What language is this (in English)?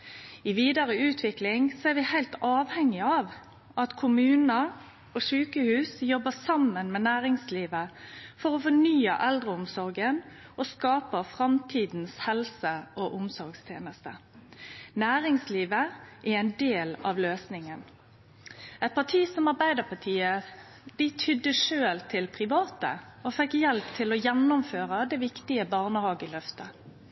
Norwegian Nynorsk